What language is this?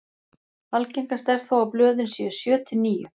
Icelandic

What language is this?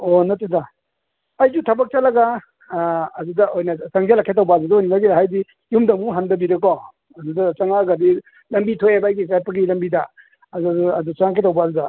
Manipuri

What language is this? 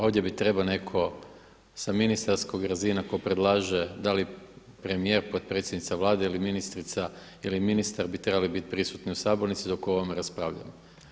Croatian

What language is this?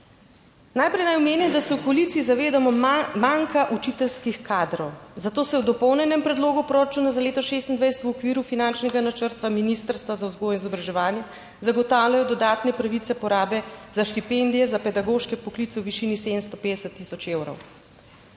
Slovenian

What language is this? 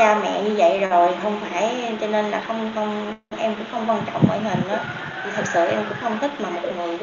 Vietnamese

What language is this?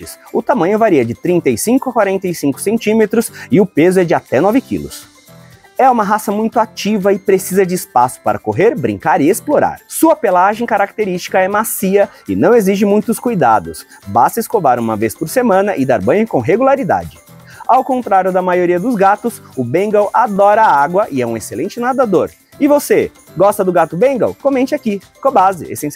Portuguese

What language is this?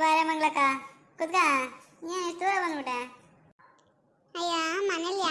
Kannada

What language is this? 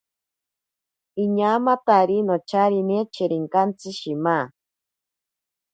Ashéninka Perené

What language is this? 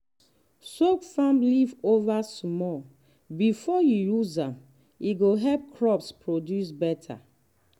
Nigerian Pidgin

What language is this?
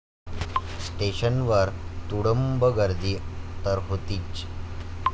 Marathi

